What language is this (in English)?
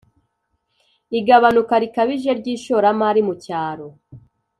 Kinyarwanda